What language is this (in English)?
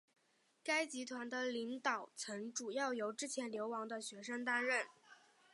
Chinese